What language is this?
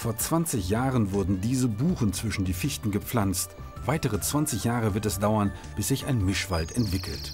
German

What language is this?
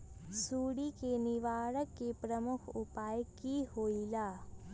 Magahi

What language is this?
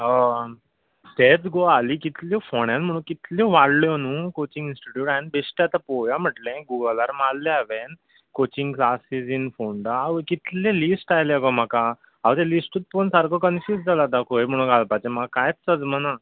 Konkani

